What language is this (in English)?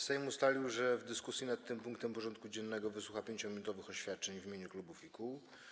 Polish